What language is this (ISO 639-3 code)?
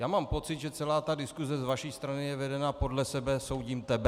ces